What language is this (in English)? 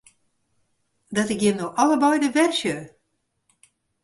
Western Frisian